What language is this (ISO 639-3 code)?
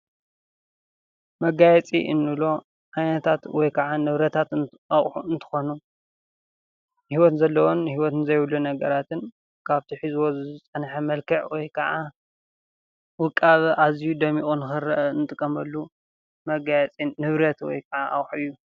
tir